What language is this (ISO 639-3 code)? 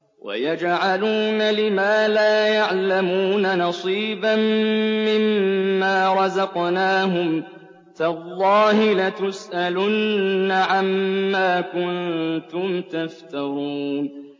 ara